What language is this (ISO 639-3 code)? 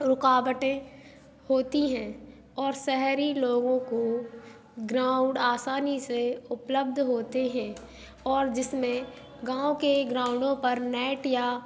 hin